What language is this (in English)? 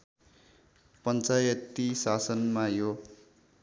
Nepali